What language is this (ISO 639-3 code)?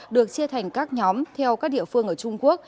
vie